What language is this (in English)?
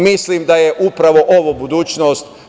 Serbian